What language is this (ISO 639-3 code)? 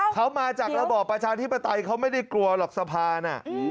tha